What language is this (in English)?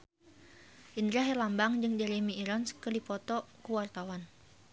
Sundanese